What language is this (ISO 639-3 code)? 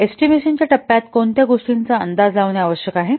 mar